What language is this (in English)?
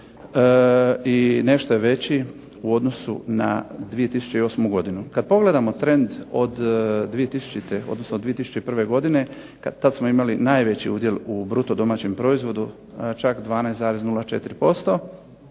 Croatian